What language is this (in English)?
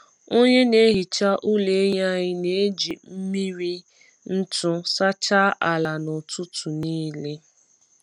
Igbo